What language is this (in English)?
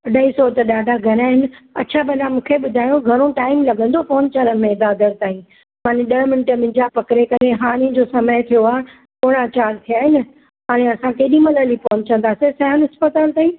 Sindhi